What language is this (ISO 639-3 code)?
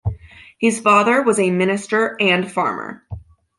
eng